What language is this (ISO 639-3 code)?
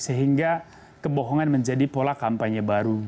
ind